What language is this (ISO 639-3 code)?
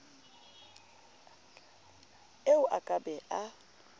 sot